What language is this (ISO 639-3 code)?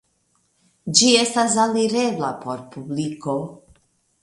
epo